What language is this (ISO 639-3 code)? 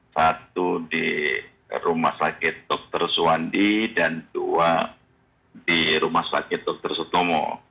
ind